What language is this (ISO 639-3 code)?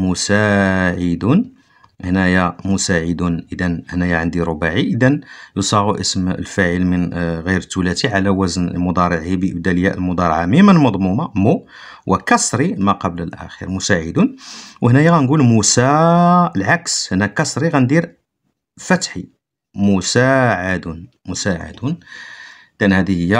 ara